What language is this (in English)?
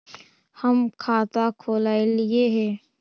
Magahi